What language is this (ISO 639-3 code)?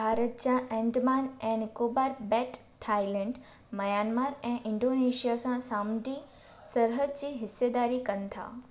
snd